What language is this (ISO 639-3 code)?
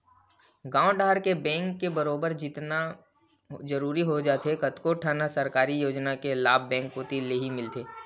hne